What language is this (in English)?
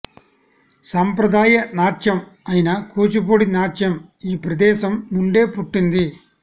Telugu